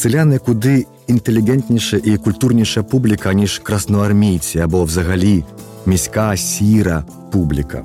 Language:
Ukrainian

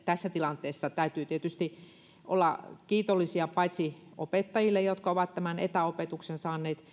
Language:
Finnish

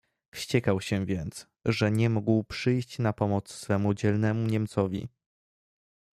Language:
Polish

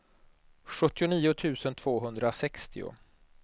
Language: Swedish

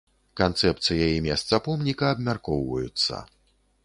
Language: Belarusian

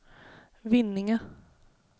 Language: Swedish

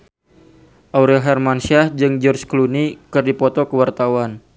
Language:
Sundanese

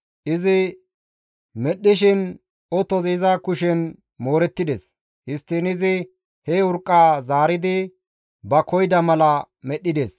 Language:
Gamo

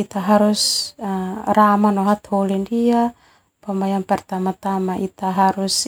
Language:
Termanu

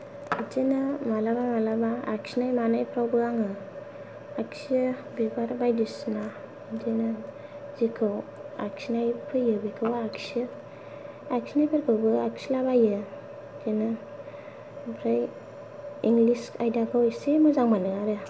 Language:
Bodo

